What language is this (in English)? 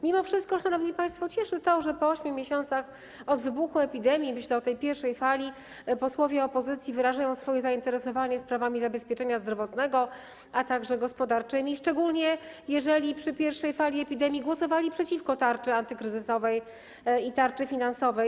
Polish